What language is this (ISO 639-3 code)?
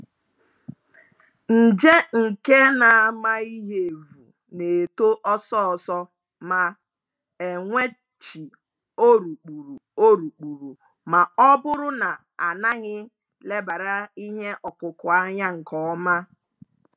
ibo